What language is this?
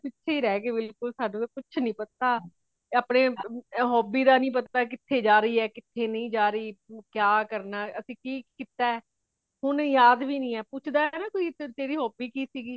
Punjabi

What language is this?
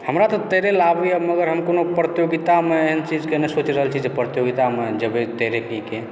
Maithili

